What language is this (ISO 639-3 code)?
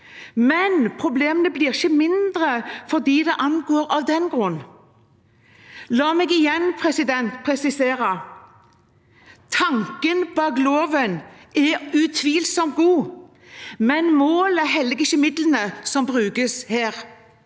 nor